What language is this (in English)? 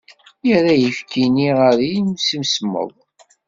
Kabyle